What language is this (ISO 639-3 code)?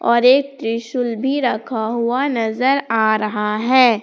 hin